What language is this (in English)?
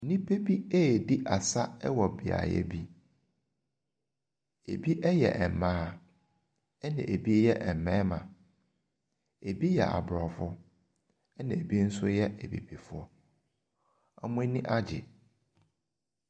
Akan